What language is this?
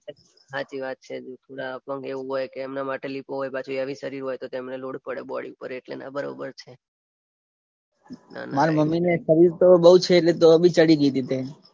Gujarati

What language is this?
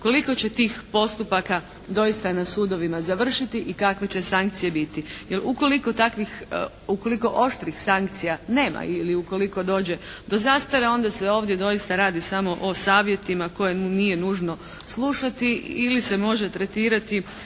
Croatian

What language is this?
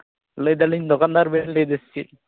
Santali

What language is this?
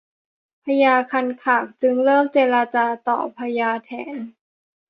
Thai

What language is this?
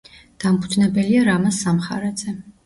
Georgian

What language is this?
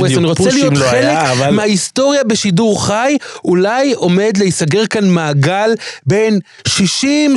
Hebrew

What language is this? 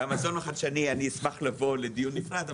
Hebrew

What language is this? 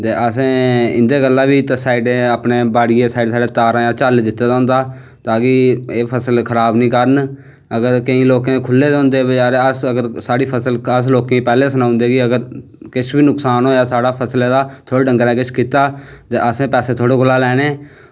Dogri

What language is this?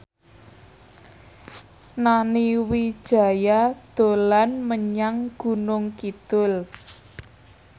Javanese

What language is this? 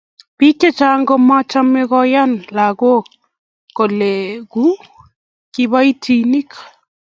Kalenjin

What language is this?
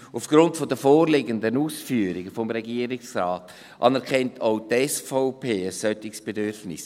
Swiss German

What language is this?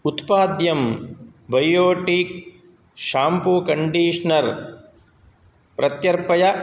Sanskrit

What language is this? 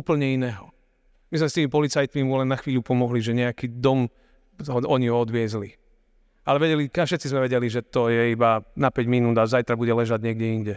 Slovak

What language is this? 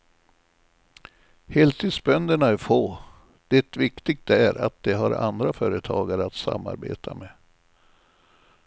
Swedish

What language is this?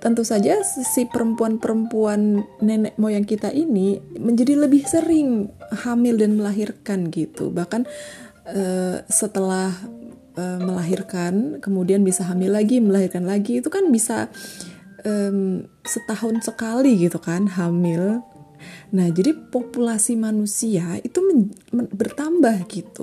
Indonesian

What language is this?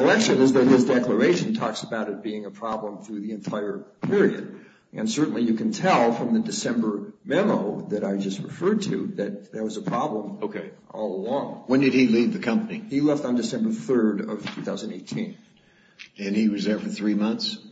English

